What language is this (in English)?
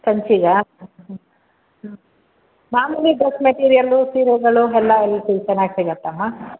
Kannada